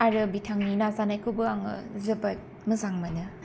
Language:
Bodo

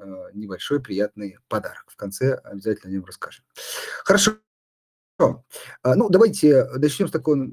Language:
Russian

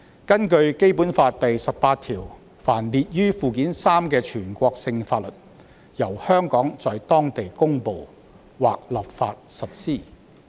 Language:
Cantonese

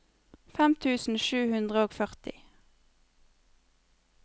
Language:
Norwegian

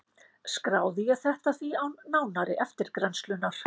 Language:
Icelandic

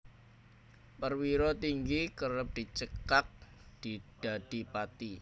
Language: Javanese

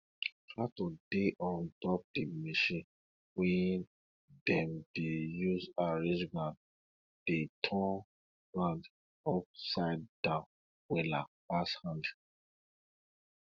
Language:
Nigerian Pidgin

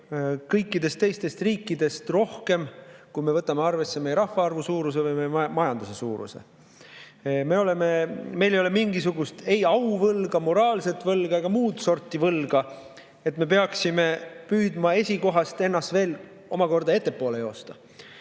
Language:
Estonian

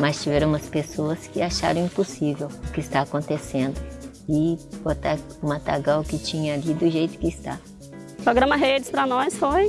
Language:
Portuguese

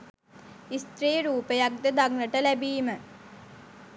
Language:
Sinhala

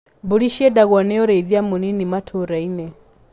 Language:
Kikuyu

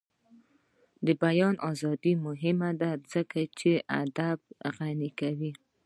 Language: Pashto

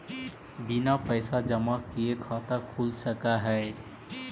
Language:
Magahi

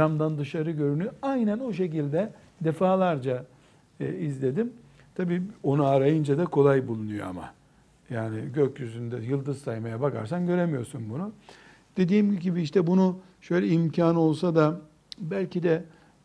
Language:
Turkish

